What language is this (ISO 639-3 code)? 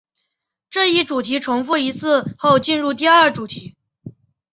zho